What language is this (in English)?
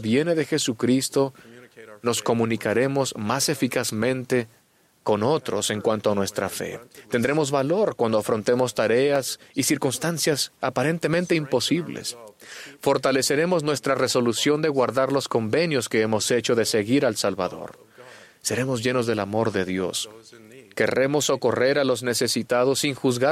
Spanish